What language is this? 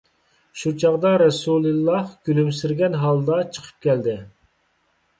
Uyghur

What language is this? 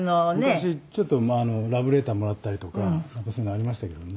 Japanese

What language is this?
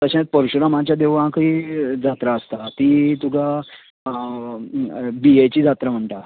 Konkani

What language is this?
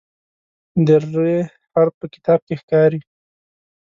Pashto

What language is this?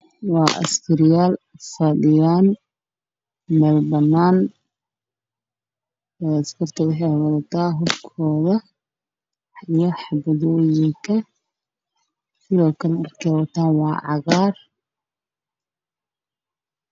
Somali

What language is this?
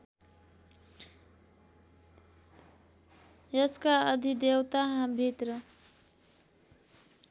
Nepali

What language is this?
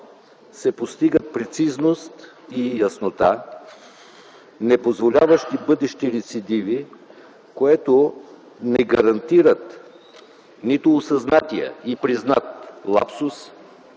Bulgarian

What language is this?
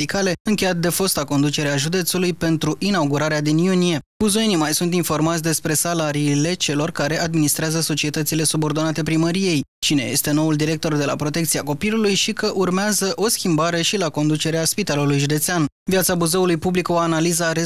Romanian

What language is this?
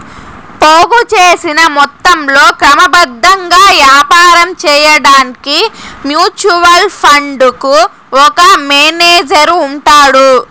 Telugu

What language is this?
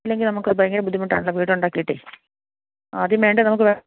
Malayalam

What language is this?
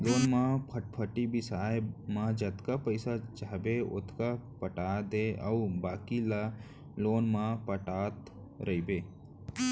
Chhattisgarhi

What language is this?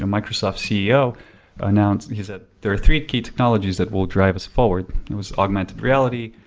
English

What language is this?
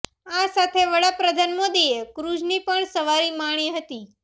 Gujarati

